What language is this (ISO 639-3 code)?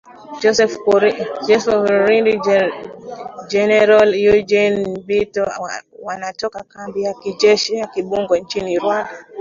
swa